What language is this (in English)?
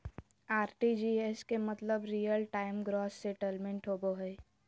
Magahi